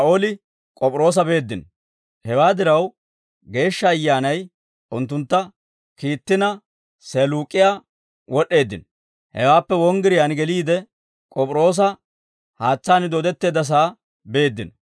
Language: Dawro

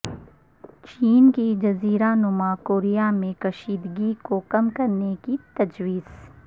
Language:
Urdu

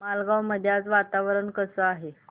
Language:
Marathi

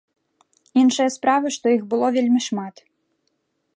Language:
Belarusian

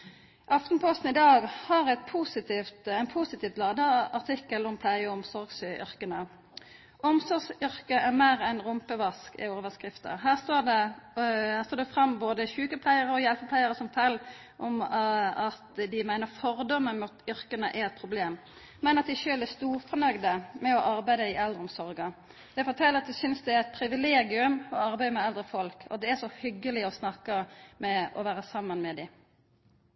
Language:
Norwegian Nynorsk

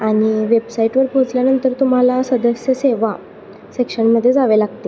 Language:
Marathi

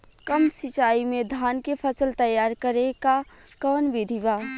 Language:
Bhojpuri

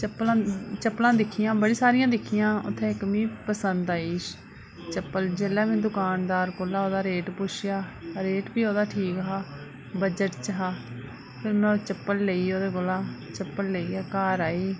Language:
Dogri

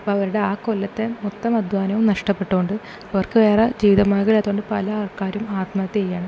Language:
Malayalam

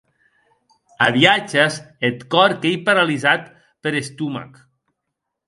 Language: Occitan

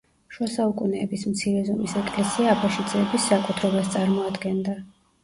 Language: Georgian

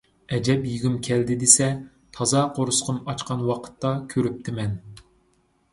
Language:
Uyghur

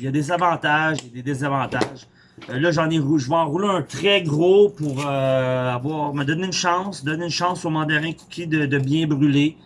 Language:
French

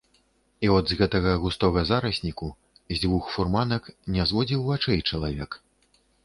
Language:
Belarusian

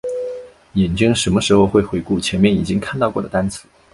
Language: Chinese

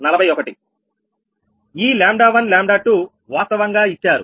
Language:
Telugu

